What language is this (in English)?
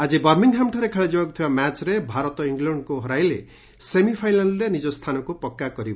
Odia